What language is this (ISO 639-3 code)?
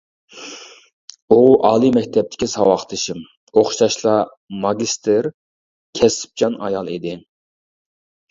uig